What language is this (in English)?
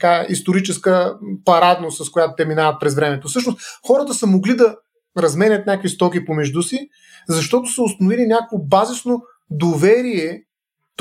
Bulgarian